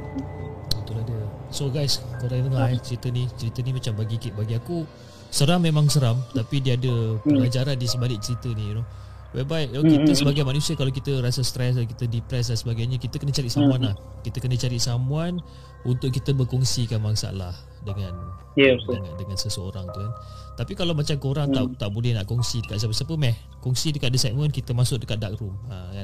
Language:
Malay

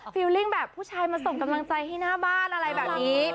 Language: Thai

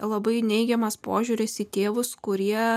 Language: Lithuanian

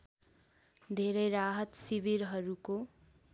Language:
Nepali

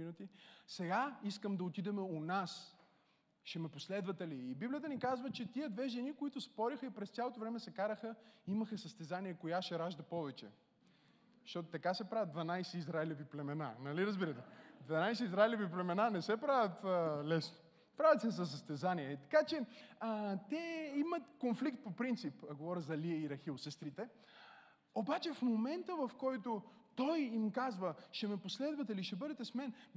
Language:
Bulgarian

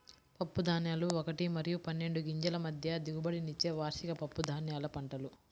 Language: Telugu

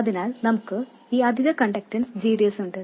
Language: Malayalam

